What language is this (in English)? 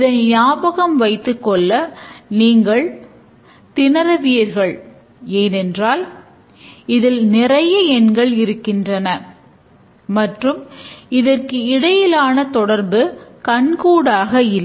Tamil